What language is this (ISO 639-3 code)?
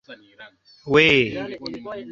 swa